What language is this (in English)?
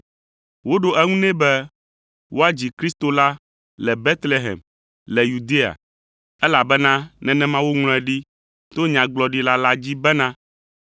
Ewe